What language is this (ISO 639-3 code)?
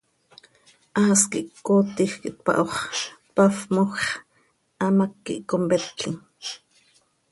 sei